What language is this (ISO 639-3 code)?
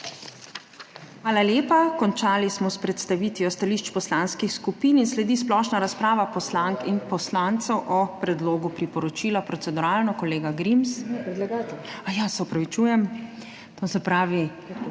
slv